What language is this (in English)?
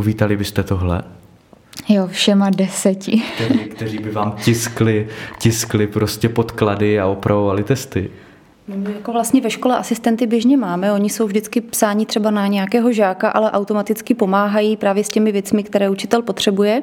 Czech